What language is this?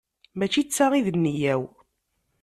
Kabyle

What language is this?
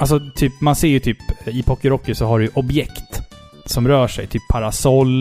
Swedish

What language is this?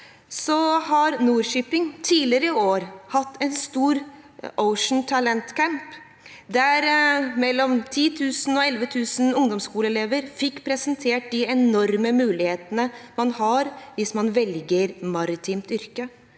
Norwegian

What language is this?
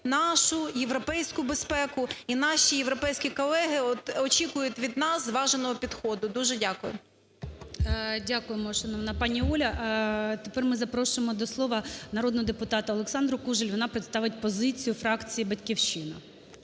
Ukrainian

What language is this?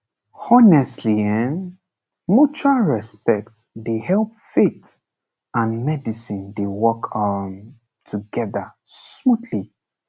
Nigerian Pidgin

